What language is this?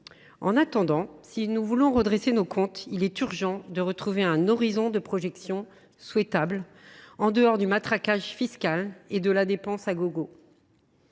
French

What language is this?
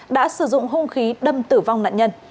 Vietnamese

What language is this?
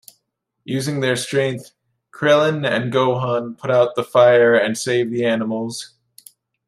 English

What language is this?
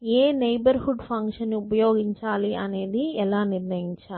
Telugu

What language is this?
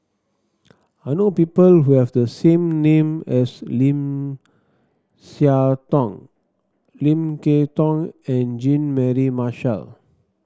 English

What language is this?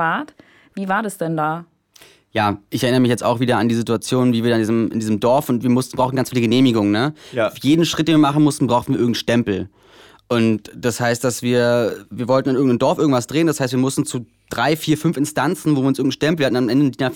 German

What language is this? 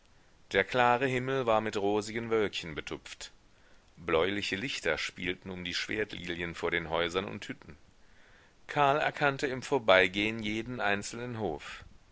German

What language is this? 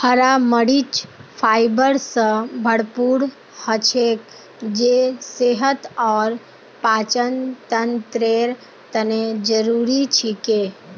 Magahi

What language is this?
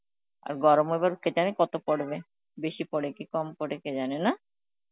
Bangla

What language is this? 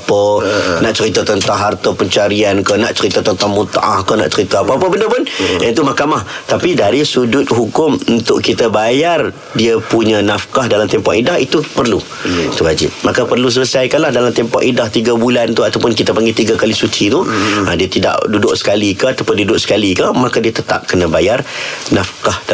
Malay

